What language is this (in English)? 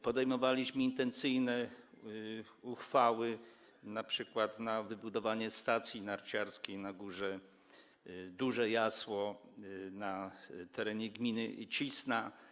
Polish